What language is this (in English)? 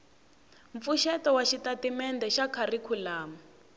Tsonga